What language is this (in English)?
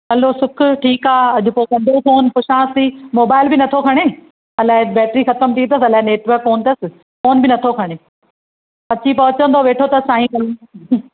Sindhi